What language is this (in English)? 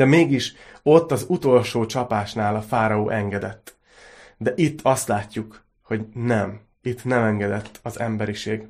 Hungarian